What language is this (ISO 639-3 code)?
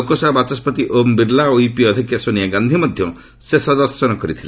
ori